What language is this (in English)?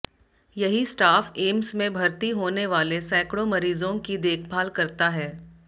Hindi